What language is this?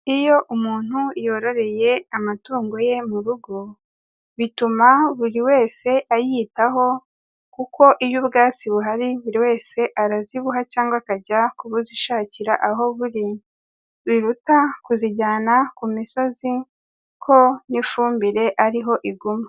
Kinyarwanda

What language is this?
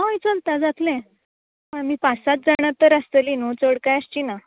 Konkani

